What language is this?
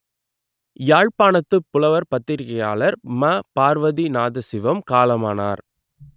Tamil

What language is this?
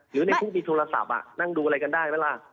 Thai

